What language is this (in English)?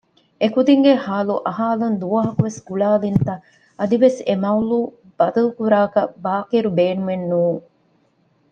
Divehi